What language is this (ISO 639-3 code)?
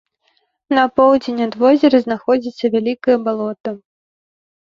bel